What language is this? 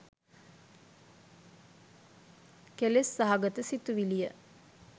Sinhala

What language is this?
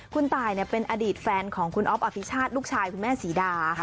Thai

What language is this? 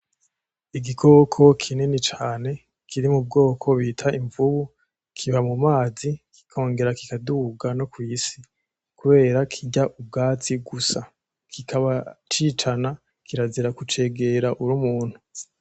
Rundi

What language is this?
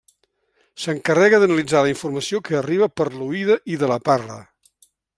Catalan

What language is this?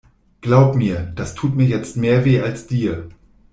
German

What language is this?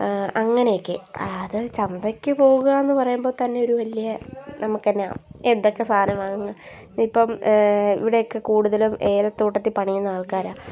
Malayalam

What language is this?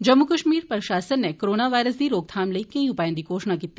Dogri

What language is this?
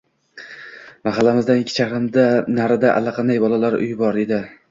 Uzbek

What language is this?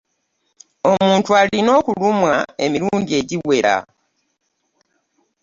Ganda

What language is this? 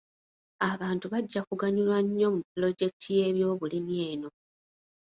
Ganda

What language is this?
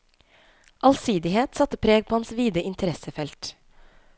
Norwegian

